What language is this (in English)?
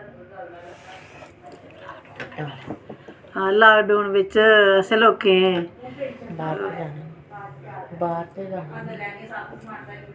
Dogri